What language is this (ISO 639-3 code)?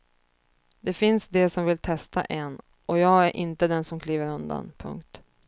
swe